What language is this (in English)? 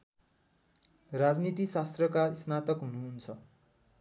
Nepali